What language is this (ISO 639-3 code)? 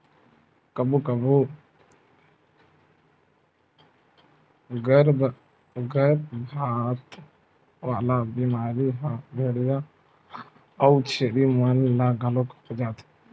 hne